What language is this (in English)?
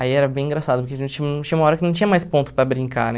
Portuguese